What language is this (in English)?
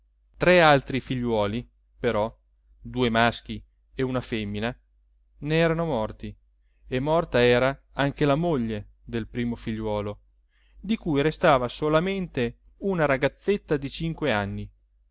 Italian